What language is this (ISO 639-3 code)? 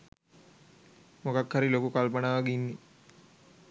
sin